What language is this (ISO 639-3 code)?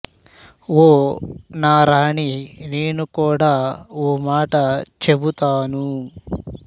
tel